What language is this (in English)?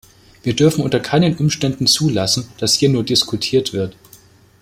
German